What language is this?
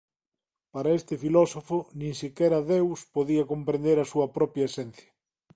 Galician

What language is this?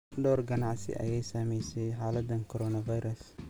Somali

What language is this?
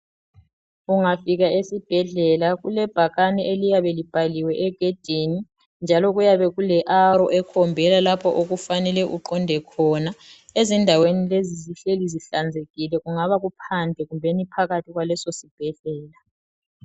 North Ndebele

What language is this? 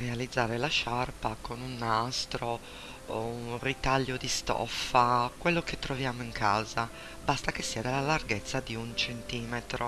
Italian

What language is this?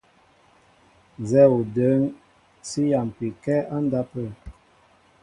Mbo (Cameroon)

